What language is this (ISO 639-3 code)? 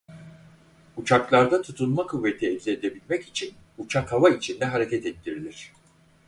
tur